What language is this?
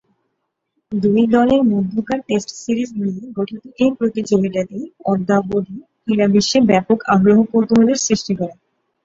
Bangla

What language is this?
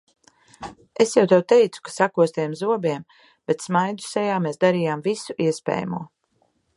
Latvian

